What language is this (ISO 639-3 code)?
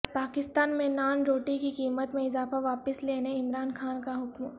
urd